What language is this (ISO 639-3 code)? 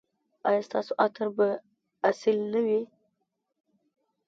pus